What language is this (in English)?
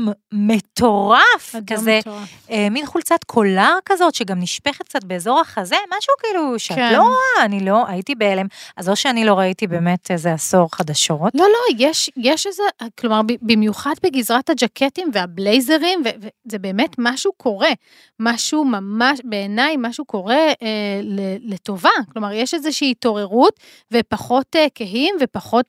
Hebrew